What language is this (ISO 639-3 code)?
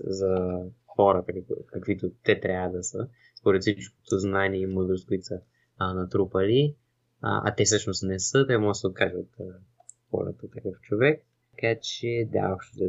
bul